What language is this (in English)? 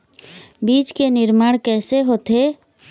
Chhattisgarhi